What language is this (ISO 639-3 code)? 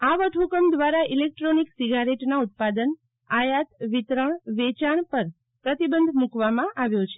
guj